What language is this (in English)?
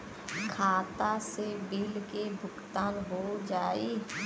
Bhojpuri